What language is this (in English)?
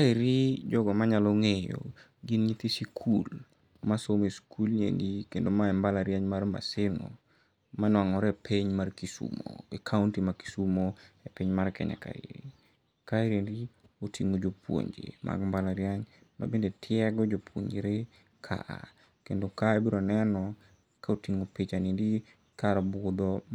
Luo (Kenya and Tanzania)